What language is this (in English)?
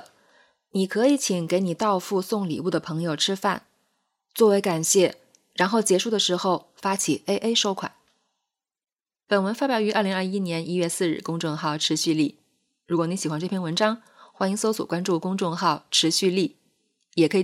Chinese